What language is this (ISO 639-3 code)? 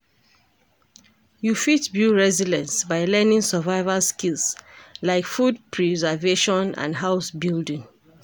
pcm